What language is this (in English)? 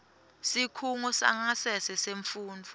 Swati